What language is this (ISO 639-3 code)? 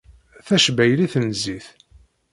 kab